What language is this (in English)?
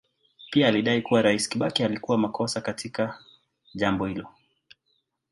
Swahili